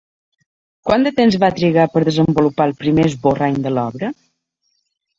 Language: Catalan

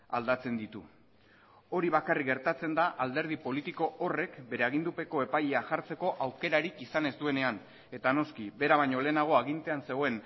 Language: Basque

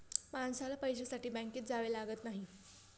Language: Marathi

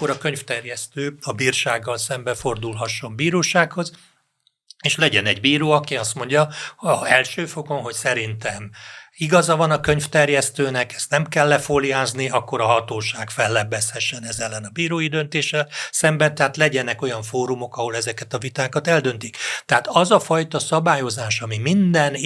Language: Hungarian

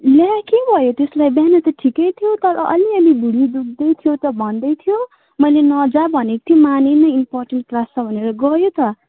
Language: Nepali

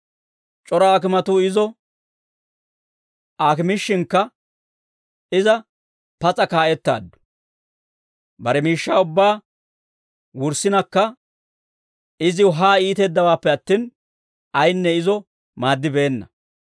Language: Dawro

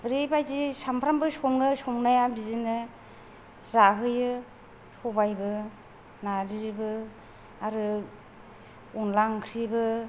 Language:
Bodo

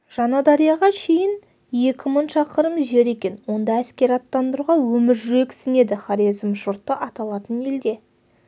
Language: Kazakh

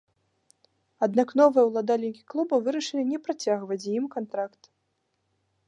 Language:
Belarusian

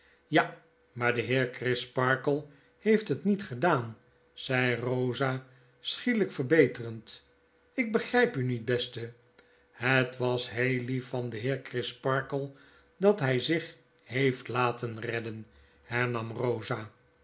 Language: Dutch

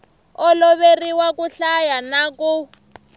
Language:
Tsonga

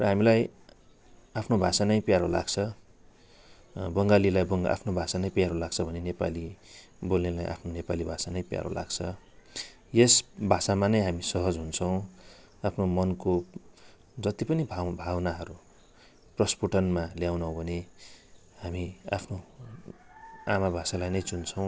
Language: Nepali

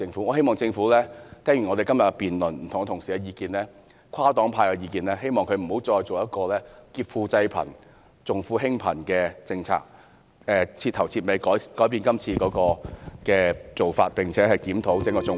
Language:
Cantonese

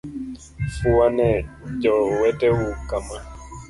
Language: Luo (Kenya and Tanzania)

